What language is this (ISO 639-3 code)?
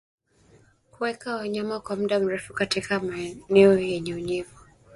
swa